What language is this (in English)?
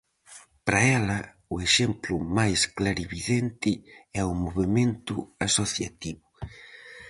Galician